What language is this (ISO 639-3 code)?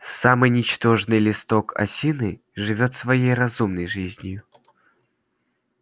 rus